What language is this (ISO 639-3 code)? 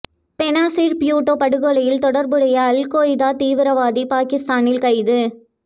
tam